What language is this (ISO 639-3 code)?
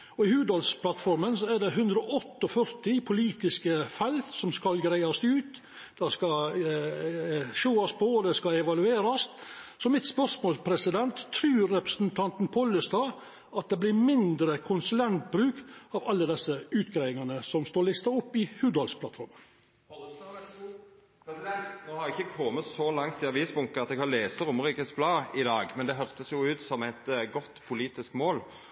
nno